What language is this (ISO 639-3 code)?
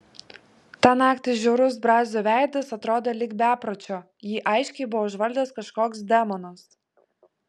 lit